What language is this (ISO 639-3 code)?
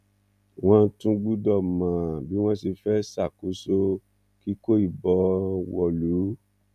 yor